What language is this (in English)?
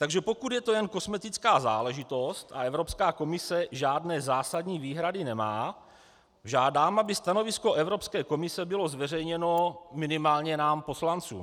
Czech